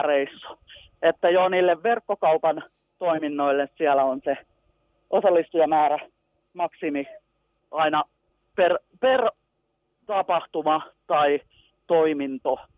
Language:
Finnish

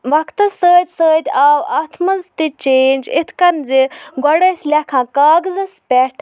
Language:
Kashmiri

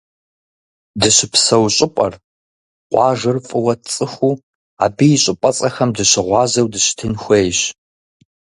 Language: Kabardian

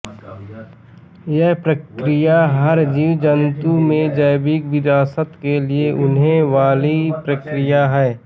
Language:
Hindi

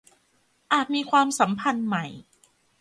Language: Thai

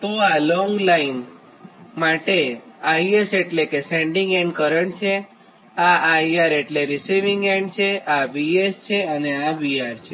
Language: Gujarati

